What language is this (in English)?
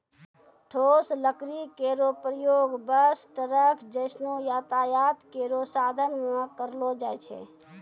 Maithili